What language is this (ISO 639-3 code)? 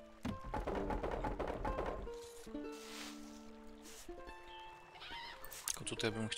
pol